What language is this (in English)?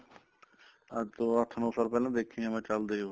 Punjabi